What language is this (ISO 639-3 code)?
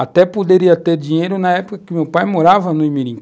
por